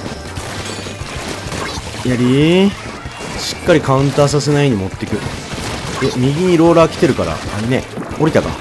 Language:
Japanese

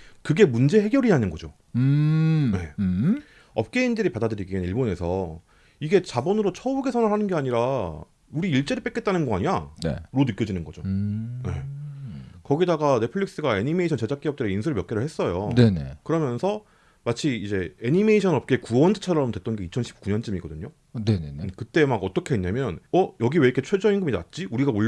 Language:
Korean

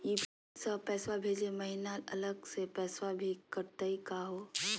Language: Magahi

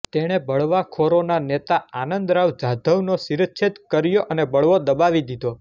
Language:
Gujarati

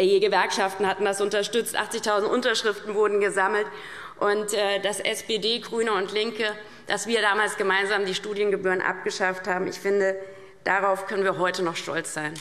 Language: German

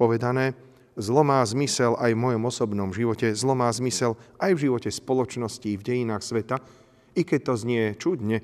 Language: Slovak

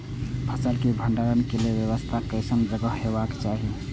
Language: Maithili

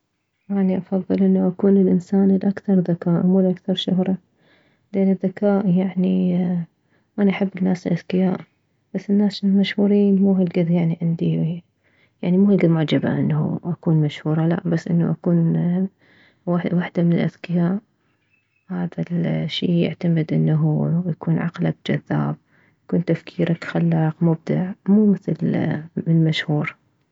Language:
Mesopotamian Arabic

